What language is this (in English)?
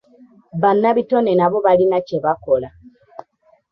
Ganda